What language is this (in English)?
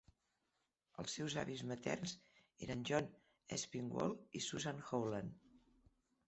Catalan